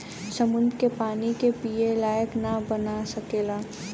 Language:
Bhojpuri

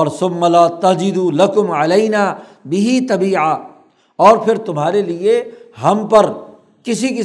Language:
Urdu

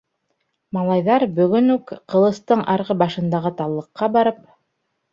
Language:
Bashkir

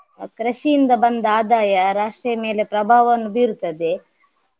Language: Kannada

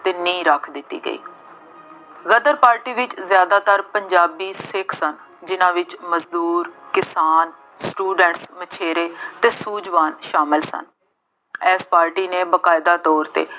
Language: Punjabi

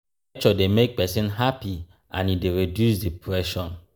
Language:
Nigerian Pidgin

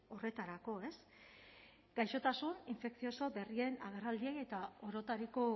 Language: Basque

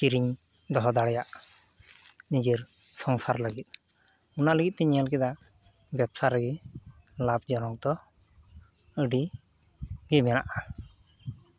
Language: Santali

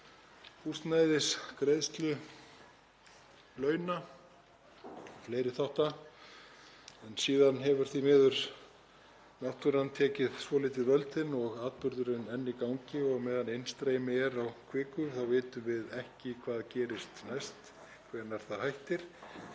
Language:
Icelandic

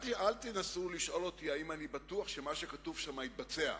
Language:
Hebrew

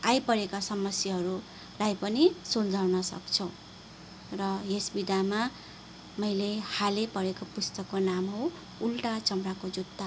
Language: Nepali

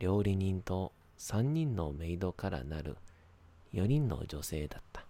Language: Japanese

